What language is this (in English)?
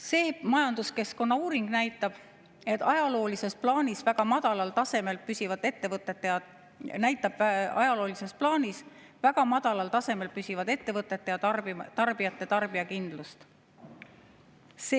Estonian